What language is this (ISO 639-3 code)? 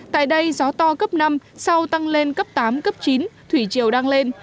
vie